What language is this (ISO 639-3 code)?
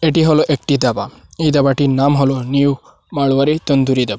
ben